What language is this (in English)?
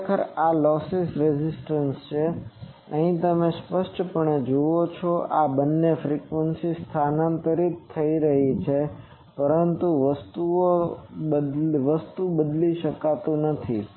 Gujarati